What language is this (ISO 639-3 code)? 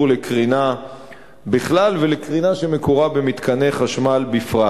heb